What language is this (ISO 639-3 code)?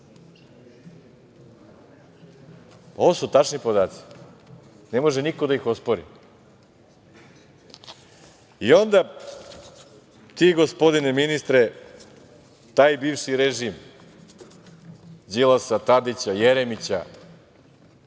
srp